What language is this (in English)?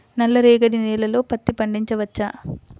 Telugu